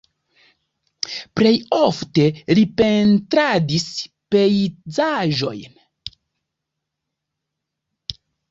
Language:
Esperanto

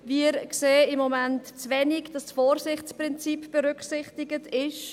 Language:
Swiss German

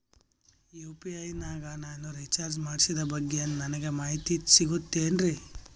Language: Kannada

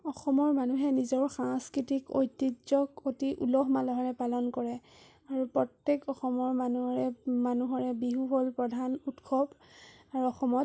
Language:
Assamese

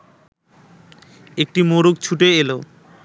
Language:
Bangla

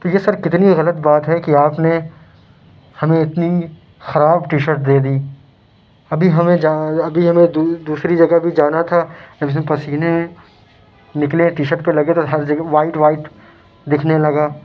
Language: Urdu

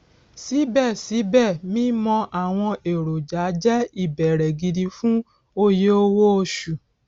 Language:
Yoruba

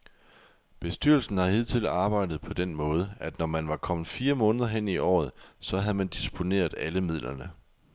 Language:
Danish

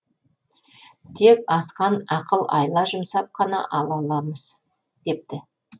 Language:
Kazakh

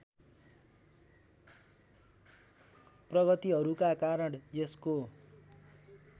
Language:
Nepali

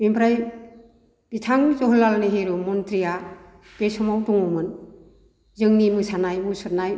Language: Bodo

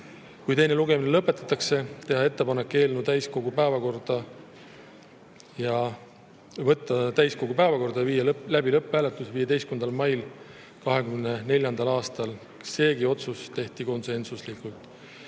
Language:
Estonian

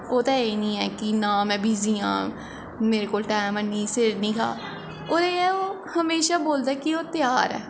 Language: Dogri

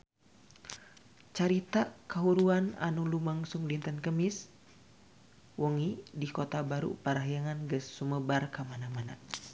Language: Sundanese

